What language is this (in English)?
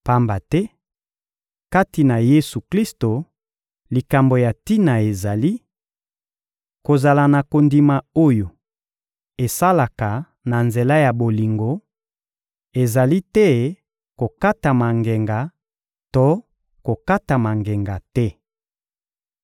Lingala